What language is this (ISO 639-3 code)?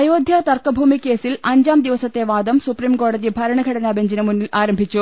mal